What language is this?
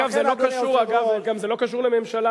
Hebrew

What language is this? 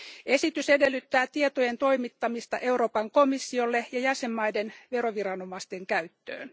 Finnish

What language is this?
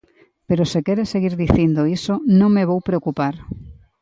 Galician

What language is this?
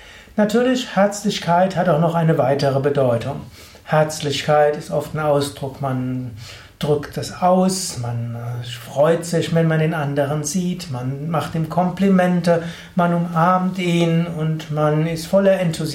German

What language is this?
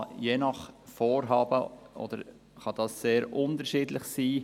Swiss German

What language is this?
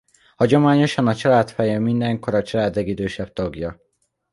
Hungarian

